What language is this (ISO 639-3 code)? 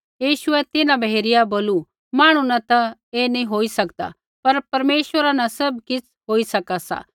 kfx